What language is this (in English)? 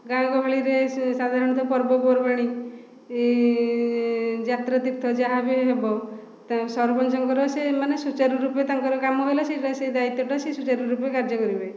Odia